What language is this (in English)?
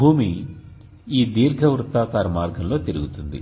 Telugu